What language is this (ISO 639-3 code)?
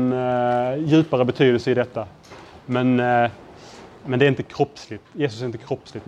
swe